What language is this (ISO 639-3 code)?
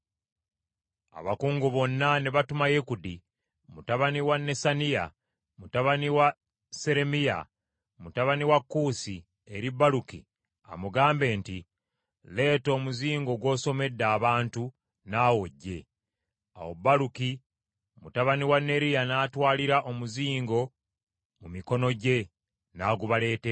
lug